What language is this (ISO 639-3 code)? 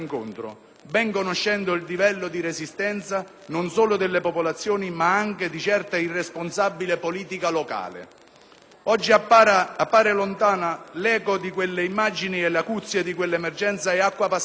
ita